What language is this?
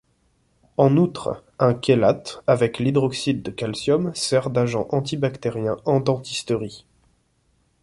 French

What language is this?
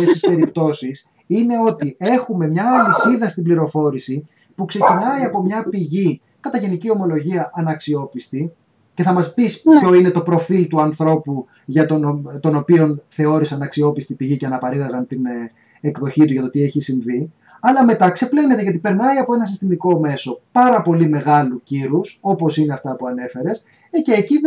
Greek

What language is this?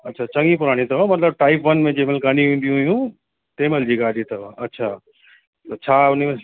Sindhi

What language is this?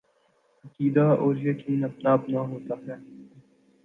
Urdu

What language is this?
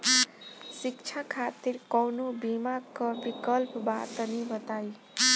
Bhojpuri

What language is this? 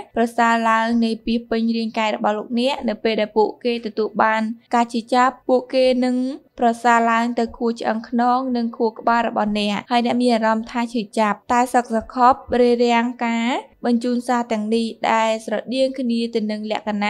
Thai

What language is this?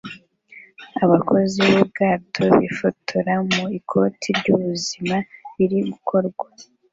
Kinyarwanda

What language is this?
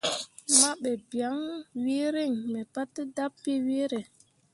Mundang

